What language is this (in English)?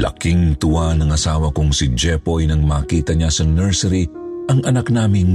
Filipino